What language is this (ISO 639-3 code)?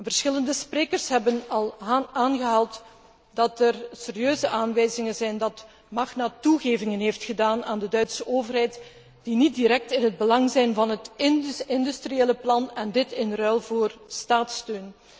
nld